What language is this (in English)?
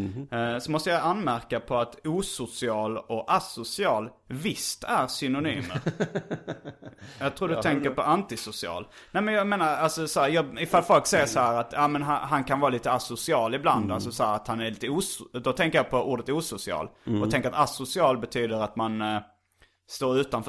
Swedish